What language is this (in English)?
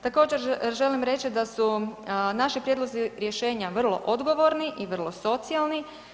Croatian